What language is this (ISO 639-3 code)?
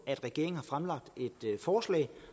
dan